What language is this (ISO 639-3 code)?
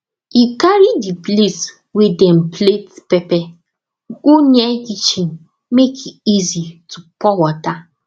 pcm